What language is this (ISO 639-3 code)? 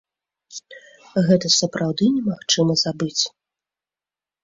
bel